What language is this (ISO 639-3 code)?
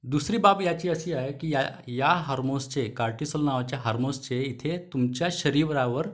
mar